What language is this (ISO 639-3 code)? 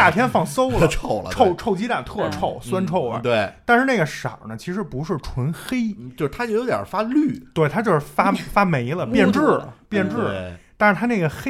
zho